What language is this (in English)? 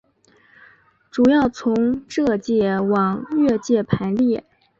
Chinese